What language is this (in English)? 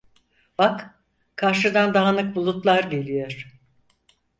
Turkish